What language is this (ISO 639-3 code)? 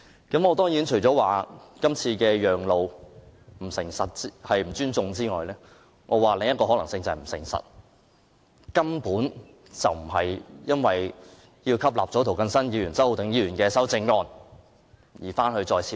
yue